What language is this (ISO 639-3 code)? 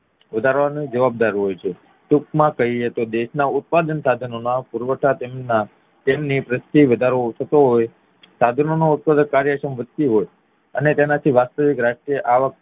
guj